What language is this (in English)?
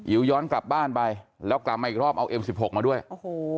Thai